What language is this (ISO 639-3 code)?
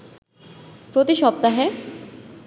ben